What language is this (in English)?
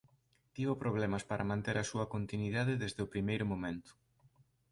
Galician